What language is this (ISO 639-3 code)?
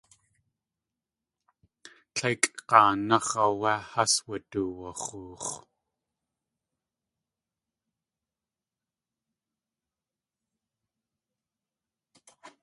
tli